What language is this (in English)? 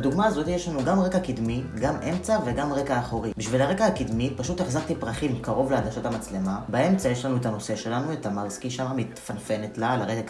Hebrew